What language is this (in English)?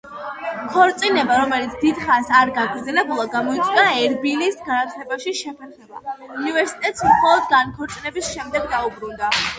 Georgian